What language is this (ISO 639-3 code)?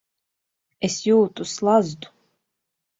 lav